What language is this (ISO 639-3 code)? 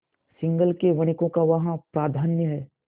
hin